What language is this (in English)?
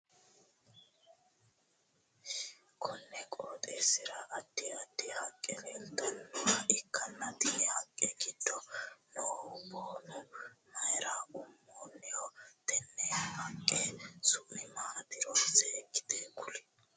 Sidamo